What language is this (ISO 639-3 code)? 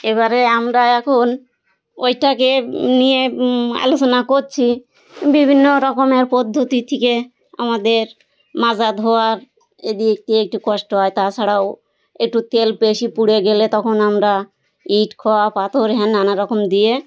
ben